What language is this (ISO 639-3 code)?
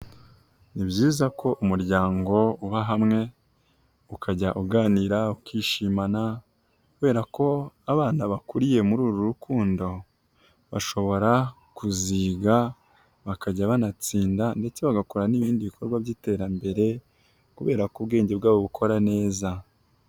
kin